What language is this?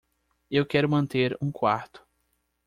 Portuguese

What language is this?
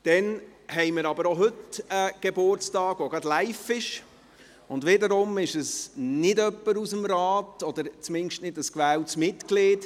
Swiss German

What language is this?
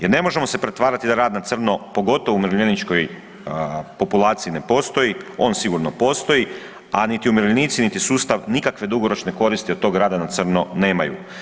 Croatian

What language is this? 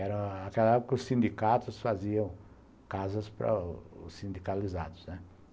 Portuguese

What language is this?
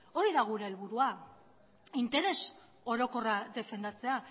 Basque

